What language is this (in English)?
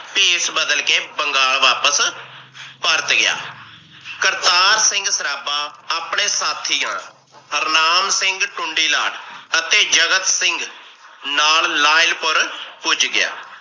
Punjabi